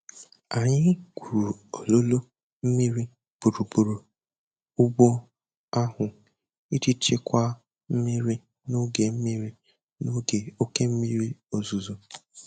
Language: Igbo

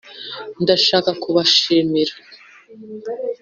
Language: Kinyarwanda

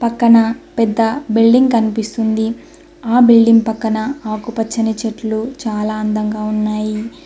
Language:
Telugu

